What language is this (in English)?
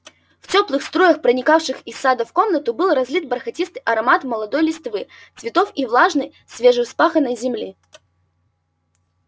Russian